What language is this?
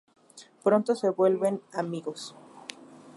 Spanish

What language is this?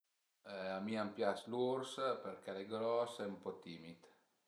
Piedmontese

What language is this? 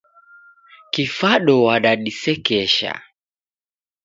Taita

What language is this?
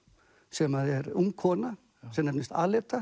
Icelandic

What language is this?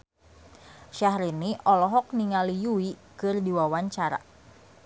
Sundanese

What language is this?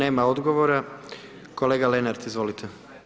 Croatian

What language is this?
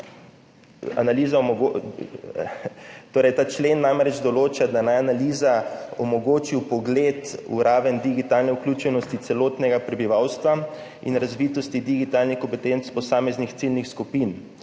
Slovenian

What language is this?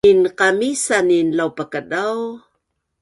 Bunun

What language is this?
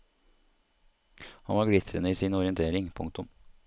Norwegian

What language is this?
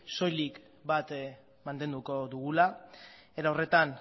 Basque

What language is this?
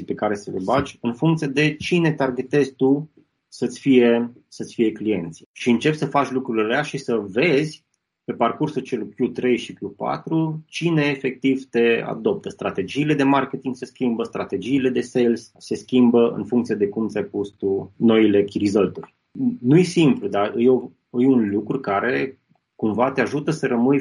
Romanian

